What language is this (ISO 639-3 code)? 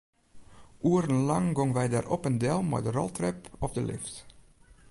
fry